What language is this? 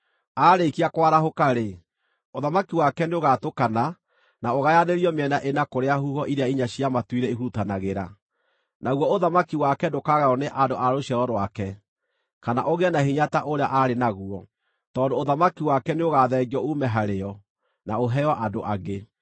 Kikuyu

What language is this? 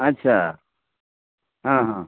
Maithili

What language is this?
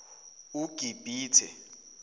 Zulu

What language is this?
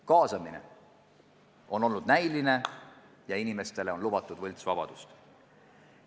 Estonian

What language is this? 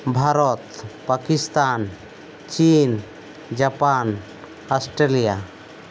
Santali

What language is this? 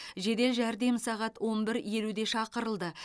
Kazakh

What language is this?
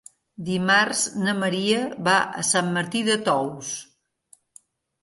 Catalan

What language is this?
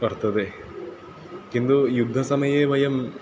Sanskrit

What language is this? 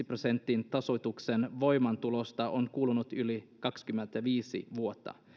Finnish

